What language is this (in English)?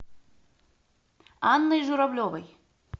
Russian